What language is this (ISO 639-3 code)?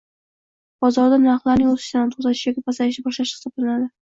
uzb